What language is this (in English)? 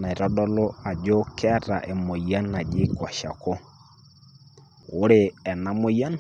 Masai